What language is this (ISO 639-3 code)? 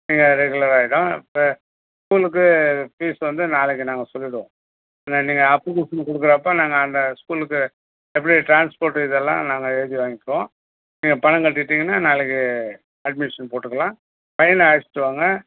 tam